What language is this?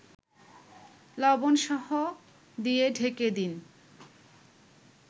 Bangla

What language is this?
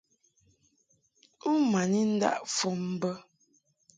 Mungaka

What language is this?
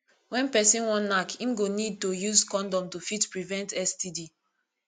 Nigerian Pidgin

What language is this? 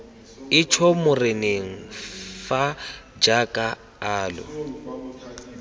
Tswana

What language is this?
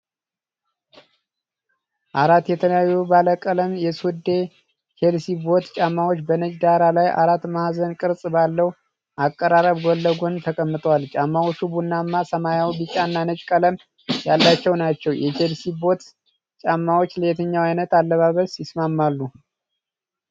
Amharic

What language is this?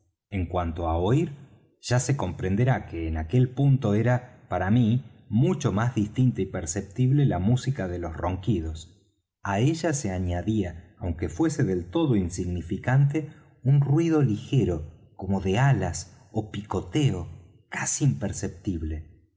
Spanish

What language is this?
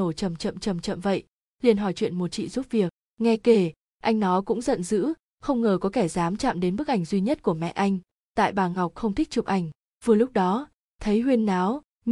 Vietnamese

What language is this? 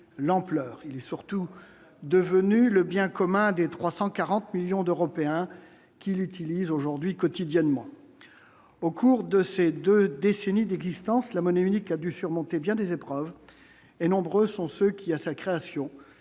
French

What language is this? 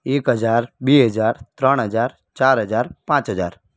Gujarati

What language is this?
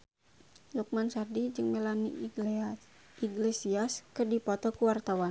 Sundanese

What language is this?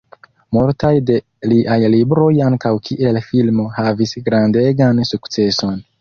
Esperanto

